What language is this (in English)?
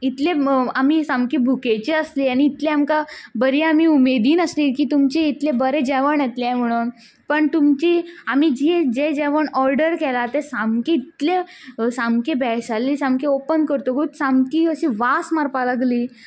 Konkani